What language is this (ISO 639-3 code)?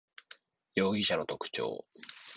jpn